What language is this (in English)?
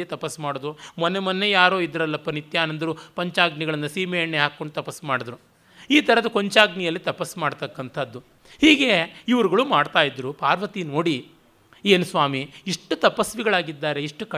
Kannada